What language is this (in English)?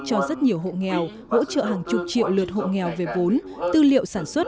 Vietnamese